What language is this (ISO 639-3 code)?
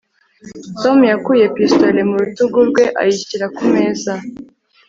kin